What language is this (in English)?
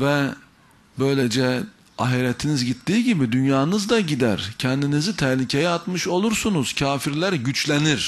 Turkish